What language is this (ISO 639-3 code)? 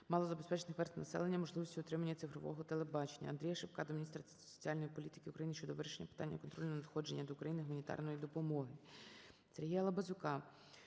ukr